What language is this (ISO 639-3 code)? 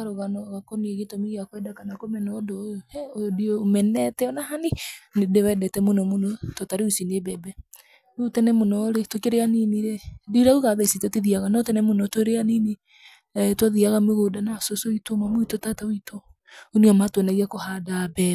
kik